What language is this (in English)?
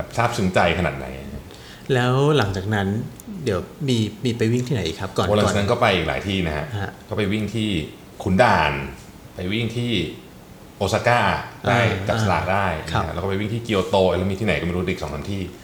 Thai